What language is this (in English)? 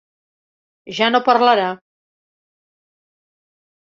Catalan